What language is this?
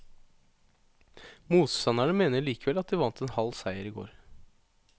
Norwegian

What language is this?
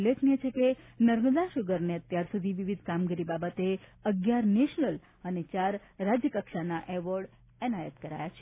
Gujarati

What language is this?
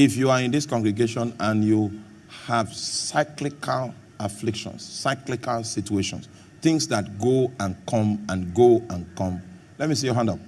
English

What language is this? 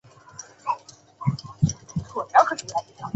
Chinese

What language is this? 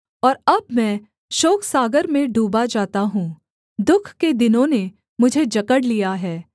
Hindi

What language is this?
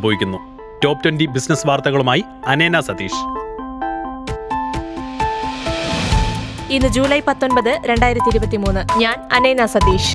Malayalam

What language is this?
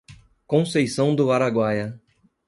Portuguese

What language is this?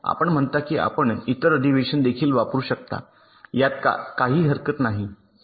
Marathi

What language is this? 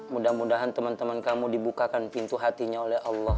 Indonesian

